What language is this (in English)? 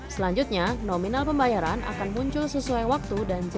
Indonesian